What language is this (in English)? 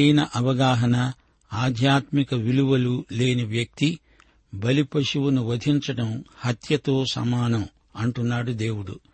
Telugu